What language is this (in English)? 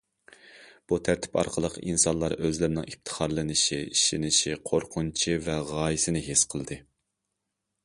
Uyghur